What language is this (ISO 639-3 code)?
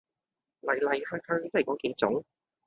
yue